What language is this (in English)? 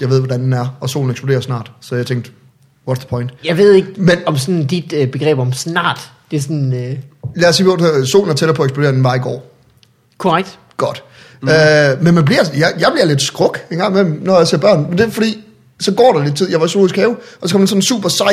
Danish